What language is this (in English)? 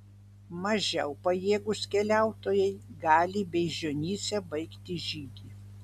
Lithuanian